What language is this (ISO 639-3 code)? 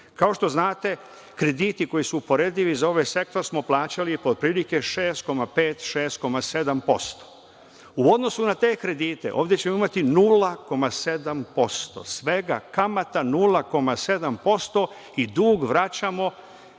srp